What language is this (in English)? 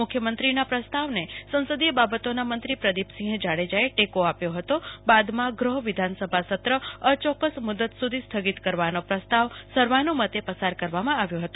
Gujarati